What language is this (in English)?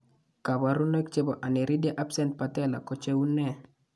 Kalenjin